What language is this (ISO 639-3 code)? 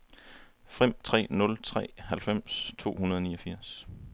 dan